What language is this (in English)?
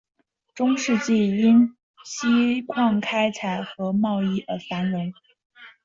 Chinese